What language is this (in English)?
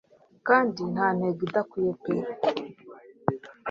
Kinyarwanda